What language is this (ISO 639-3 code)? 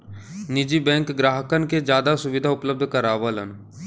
bho